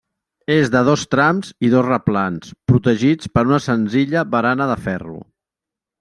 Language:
Catalan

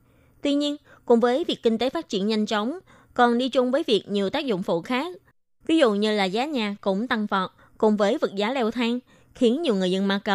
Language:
Vietnamese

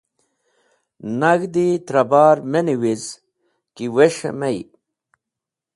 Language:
Wakhi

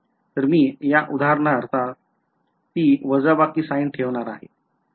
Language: Marathi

